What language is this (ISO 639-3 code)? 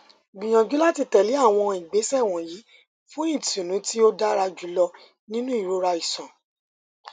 yor